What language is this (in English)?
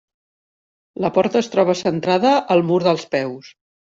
Catalan